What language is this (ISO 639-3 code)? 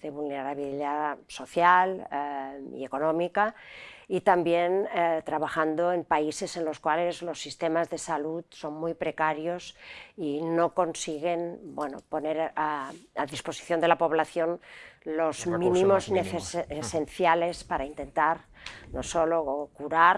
spa